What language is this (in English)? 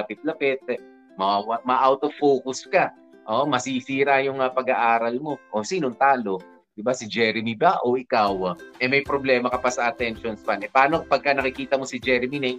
Filipino